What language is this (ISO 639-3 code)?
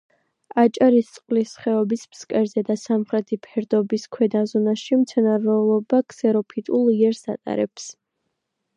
kat